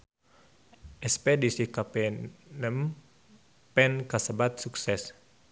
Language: Sundanese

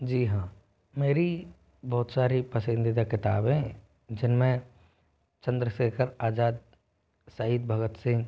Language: Hindi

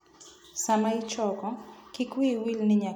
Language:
Luo (Kenya and Tanzania)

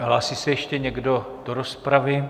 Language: Czech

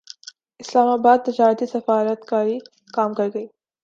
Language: Urdu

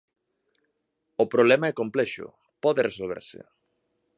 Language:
Galician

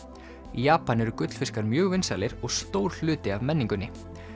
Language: Icelandic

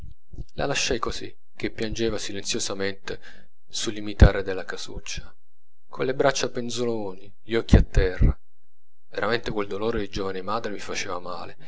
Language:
Italian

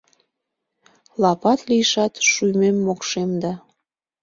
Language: Mari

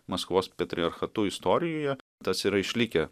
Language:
Lithuanian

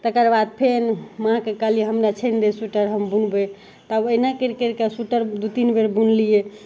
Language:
Maithili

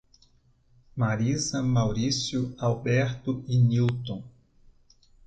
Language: Portuguese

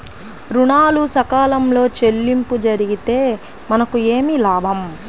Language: Telugu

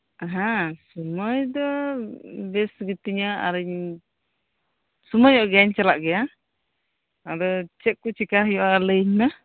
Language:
Santali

